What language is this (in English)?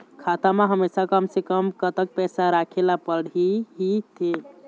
Chhattisgarhi